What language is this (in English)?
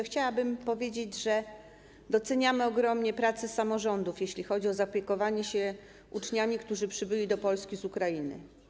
Polish